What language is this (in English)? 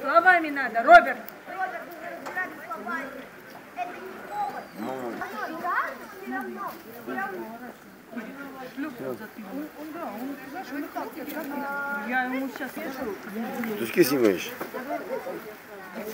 Russian